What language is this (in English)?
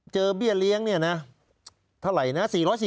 Thai